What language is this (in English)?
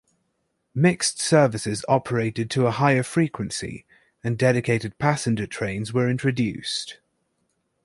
English